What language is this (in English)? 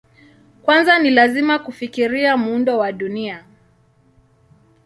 Swahili